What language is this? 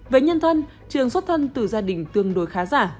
Vietnamese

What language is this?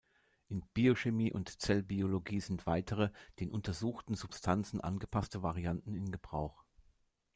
German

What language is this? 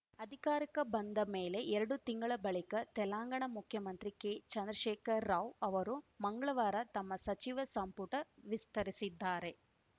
Kannada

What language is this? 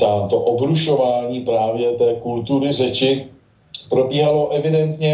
Czech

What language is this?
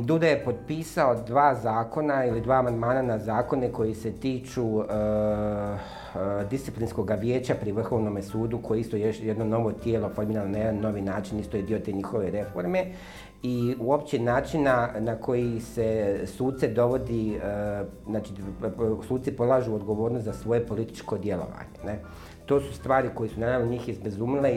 Croatian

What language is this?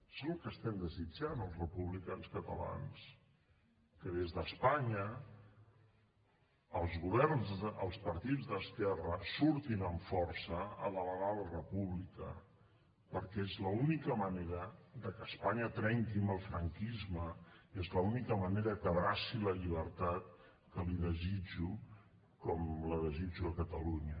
Catalan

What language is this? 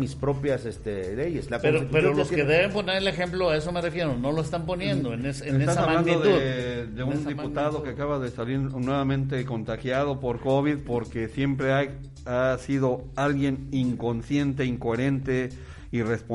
Spanish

